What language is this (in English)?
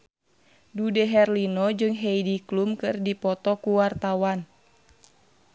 Sundanese